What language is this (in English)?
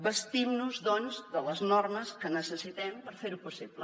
Catalan